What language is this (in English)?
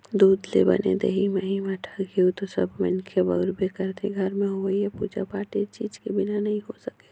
Chhattisgarhi